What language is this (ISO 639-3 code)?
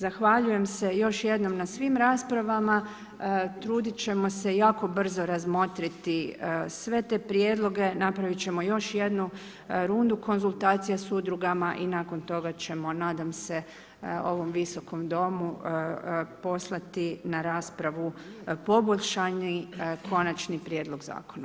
hrv